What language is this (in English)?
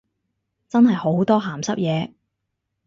Cantonese